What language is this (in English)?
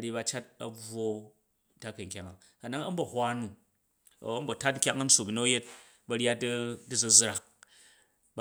Jju